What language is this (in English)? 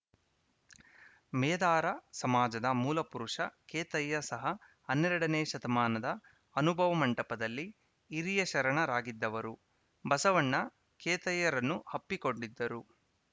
Kannada